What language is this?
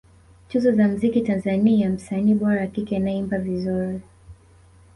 Swahili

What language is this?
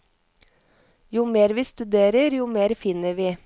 Norwegian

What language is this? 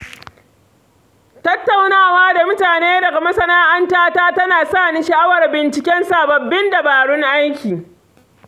Hausa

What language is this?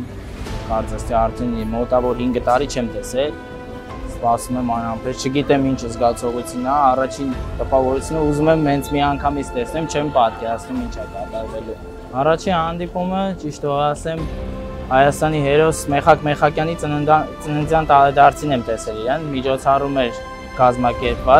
Romanian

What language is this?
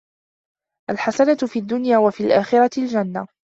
Arabic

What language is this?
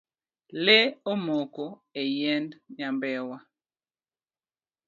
Luo (Kenya and Tanzania)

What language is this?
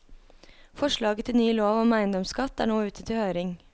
Norwegian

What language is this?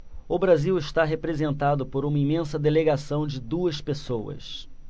Portuguese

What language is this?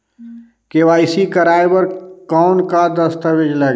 Chhattisgarhi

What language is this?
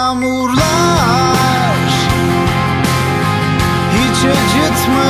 Turkish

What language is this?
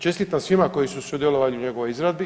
Croatian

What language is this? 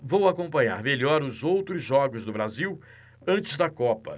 Portuguese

